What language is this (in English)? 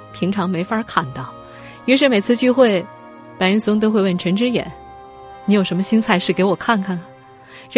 Chinese